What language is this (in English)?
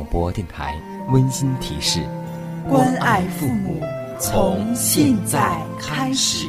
Chinese